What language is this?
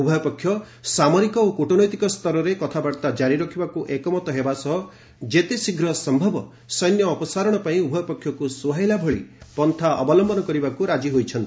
Odia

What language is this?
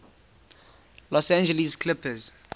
English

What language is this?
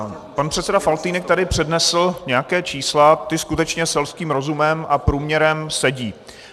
Czech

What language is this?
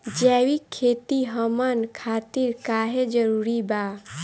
Bhojpuri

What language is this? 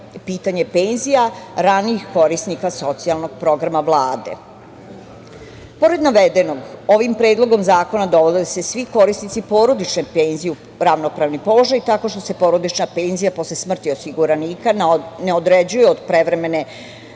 Serbian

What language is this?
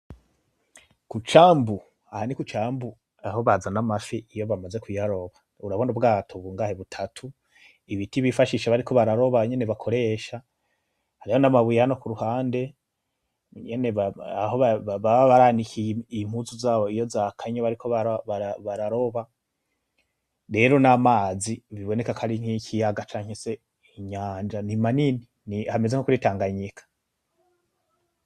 Rundi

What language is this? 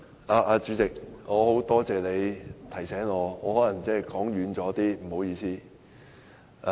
Cantonese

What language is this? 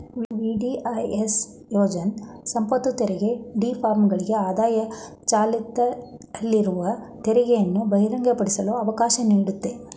Kannada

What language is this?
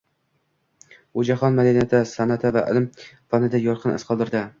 Uzbek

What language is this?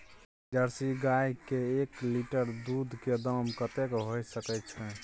Maithili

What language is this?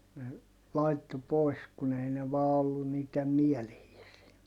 Finnish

